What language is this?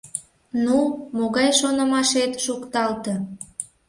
Mari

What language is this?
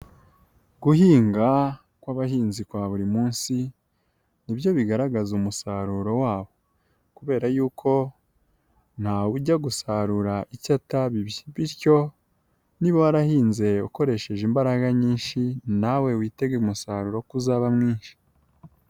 Kinyarwanda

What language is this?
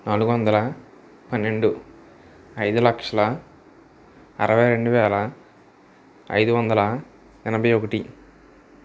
Telugu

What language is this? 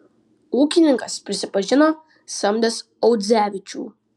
Lithuanian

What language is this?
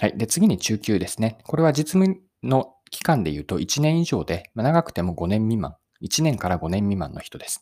Japanese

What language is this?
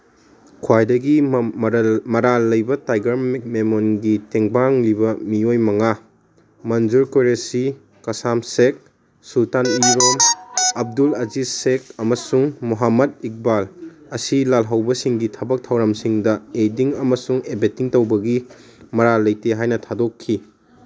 Manipuri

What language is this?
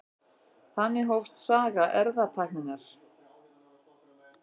Icelandic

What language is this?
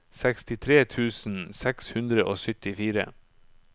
Norwegian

